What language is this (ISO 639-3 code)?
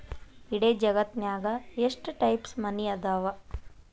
kan